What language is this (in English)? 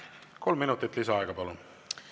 Estonian